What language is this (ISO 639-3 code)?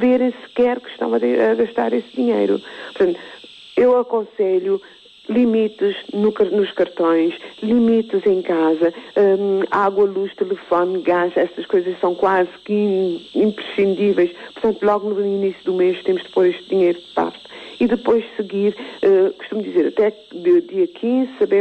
por